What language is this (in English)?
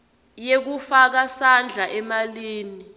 Swati